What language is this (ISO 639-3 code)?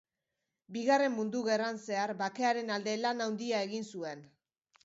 eus